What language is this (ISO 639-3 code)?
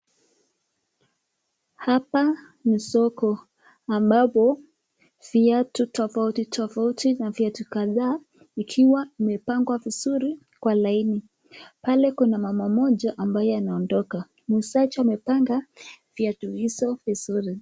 swa